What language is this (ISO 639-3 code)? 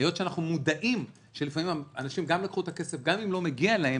heb